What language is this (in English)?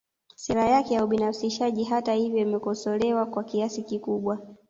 Swahili